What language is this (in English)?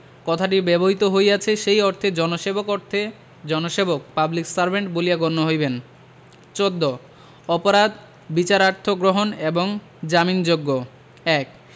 Bangla